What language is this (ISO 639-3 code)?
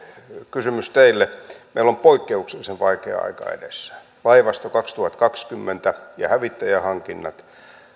fin